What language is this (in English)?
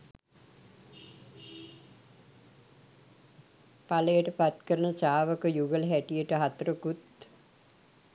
Sinhala